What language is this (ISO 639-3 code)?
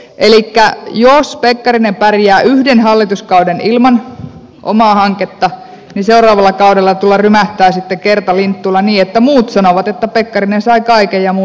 fin